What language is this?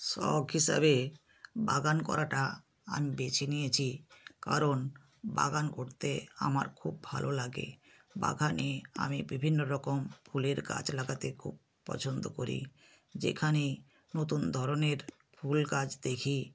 Bangla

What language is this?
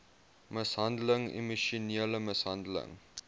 Afrikaans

